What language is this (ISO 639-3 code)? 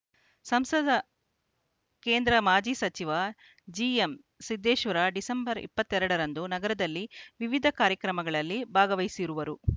kan